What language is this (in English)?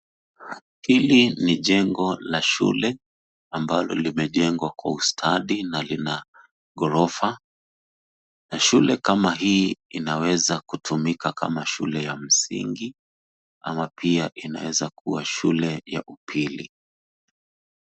Swahili